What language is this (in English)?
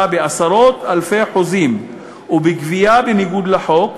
Hebrew